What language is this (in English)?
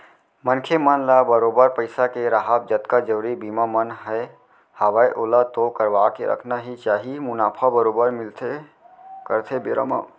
Chhattisgarhi